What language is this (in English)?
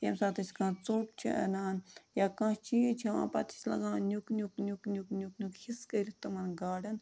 Kashmiri